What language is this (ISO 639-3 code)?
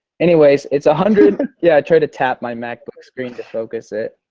eng